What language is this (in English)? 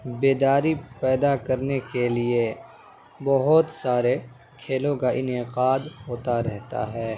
Urdu